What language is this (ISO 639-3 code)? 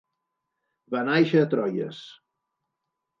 cat